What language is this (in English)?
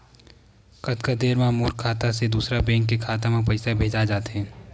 Chhattisgarhi